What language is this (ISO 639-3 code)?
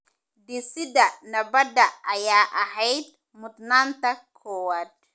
som